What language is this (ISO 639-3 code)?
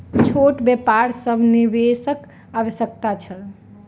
mai